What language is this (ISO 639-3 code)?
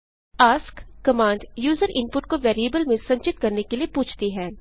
hin